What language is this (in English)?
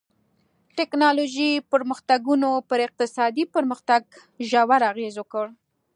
Pashto